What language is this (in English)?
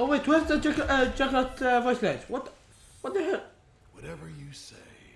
English